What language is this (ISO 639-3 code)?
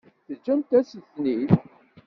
kab